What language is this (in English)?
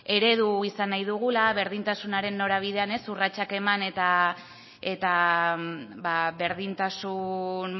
Basque